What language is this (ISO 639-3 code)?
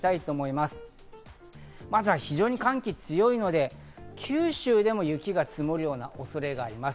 jpn